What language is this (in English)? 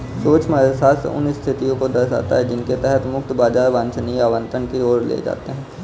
Hindi